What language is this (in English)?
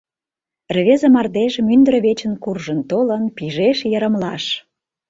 Mari